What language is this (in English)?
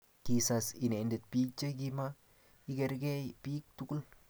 Kalenjin